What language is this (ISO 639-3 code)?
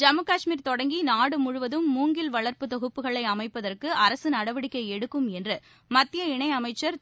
tam